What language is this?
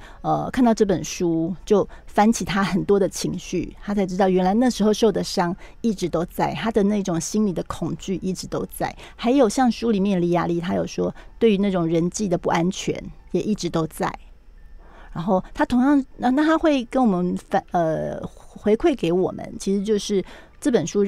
Chinese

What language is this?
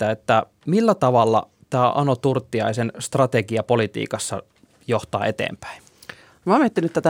Finnish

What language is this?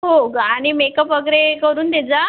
Marathi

